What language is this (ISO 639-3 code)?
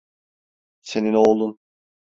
tur